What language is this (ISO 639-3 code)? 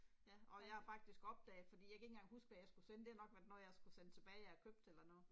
dan